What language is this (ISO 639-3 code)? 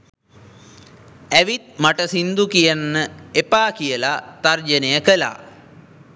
sin